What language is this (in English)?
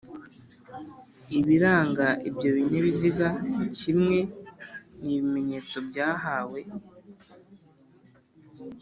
Kinyarwanda